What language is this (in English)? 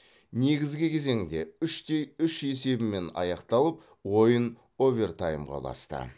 Kazakh